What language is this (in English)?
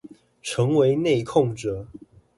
Chinese